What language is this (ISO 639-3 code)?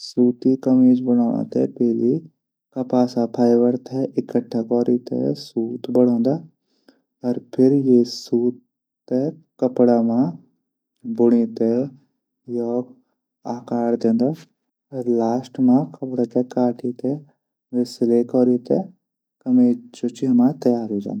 gbm